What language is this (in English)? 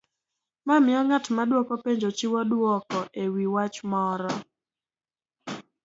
Luo (Kenya and Tanzania)